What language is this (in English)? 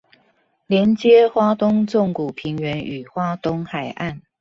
Chinese